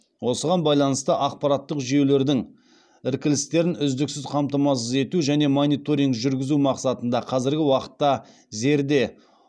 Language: Kazakh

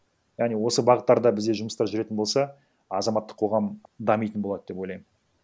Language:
Kazakh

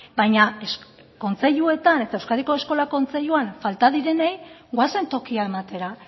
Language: Basque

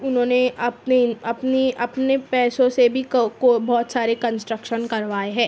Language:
Urdu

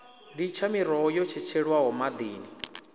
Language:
Venda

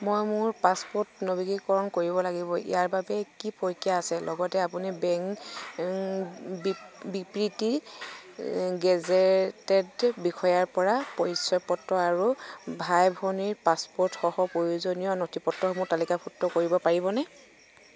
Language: Assamese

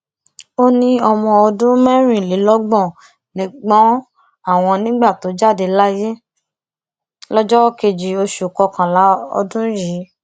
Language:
Yoruba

